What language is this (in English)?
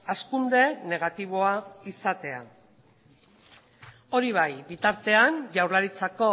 Basque